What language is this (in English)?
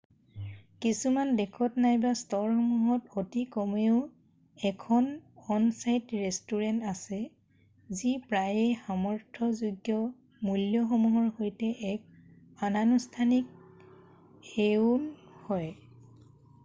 Assamese